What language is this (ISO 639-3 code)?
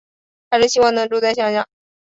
zho